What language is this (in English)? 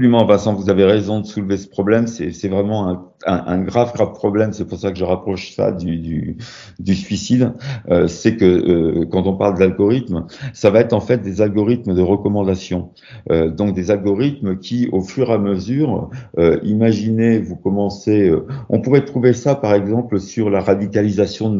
French